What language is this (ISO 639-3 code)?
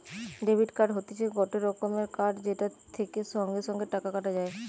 ben